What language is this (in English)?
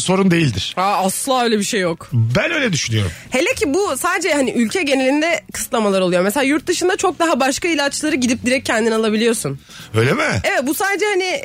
Turkish